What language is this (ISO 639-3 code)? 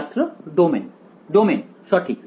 ben